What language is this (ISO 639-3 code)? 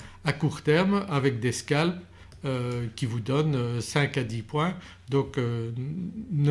fra